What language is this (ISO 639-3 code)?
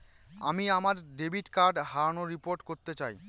ben